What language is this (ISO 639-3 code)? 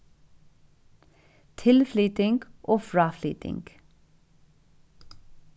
fao